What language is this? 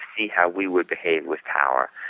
English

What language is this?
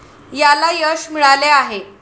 Marathi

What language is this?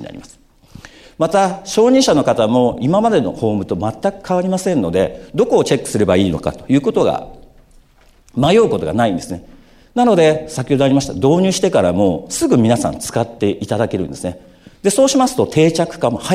Japanese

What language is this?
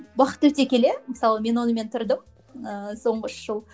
Kazakh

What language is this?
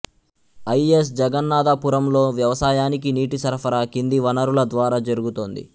Telugu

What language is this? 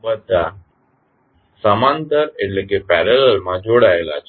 Gujarati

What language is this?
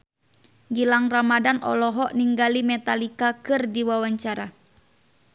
Sundanese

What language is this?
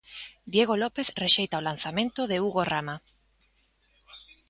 Galician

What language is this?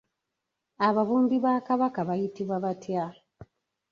Ganda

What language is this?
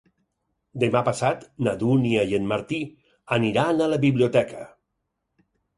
Catalan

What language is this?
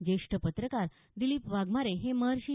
Marathi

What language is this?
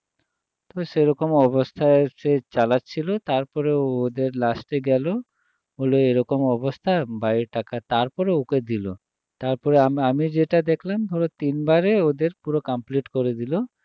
Bangla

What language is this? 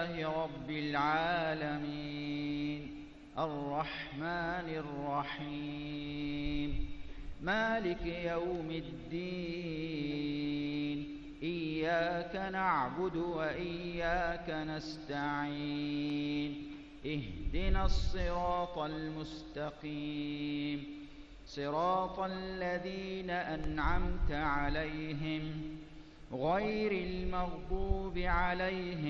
Arabic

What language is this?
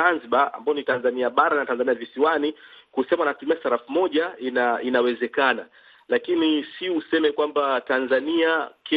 Swahili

